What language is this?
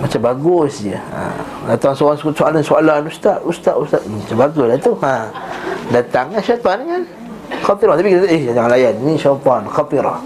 Malay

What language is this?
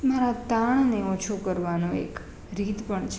Gujarati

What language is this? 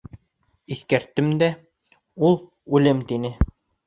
Bashkir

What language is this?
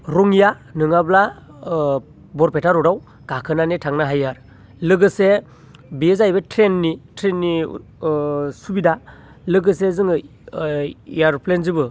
Bodo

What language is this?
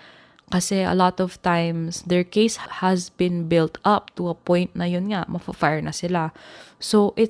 Filipino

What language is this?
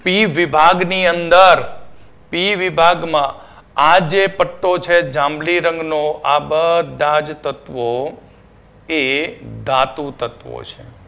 Gujarati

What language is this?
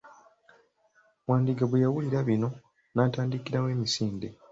Ganda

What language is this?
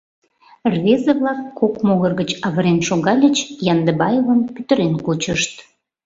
Mari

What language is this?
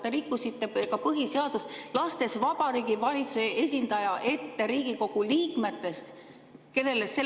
Estonian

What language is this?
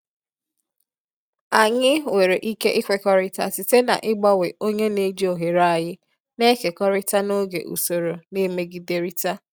Igbo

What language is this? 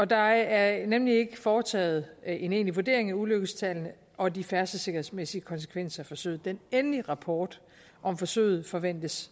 Danish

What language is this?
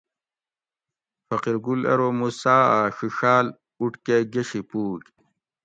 Gawri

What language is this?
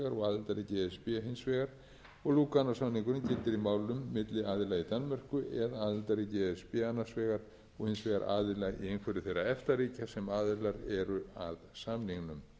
Icelandic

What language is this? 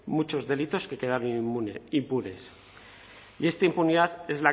Spanish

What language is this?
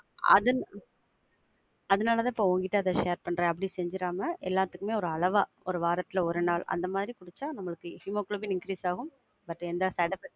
Tamil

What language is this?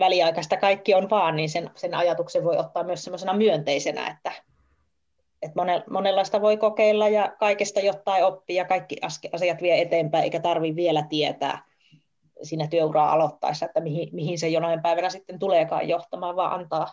Finnish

